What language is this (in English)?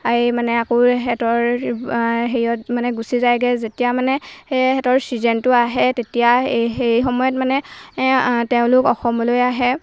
Assamese